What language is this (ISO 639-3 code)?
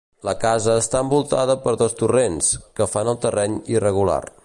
cat